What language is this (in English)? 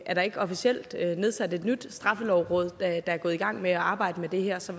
Danish